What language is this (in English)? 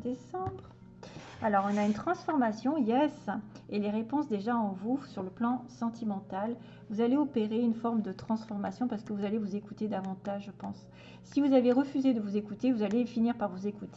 French